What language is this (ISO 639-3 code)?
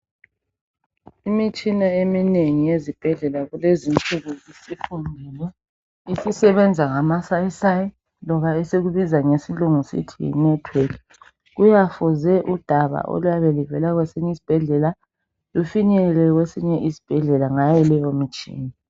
nde